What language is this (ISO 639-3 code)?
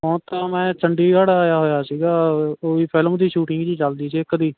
pan